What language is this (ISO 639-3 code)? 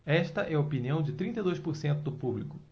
por